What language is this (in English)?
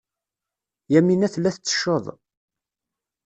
Kabyle